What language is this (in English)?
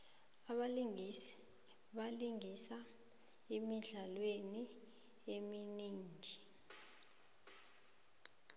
South Ndebele